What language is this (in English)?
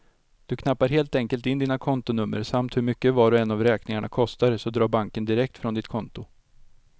Swedish